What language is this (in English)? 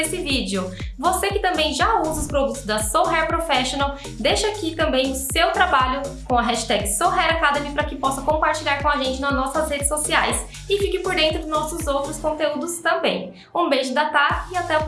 Portuguese